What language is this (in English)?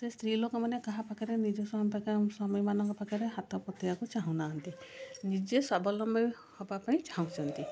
Odia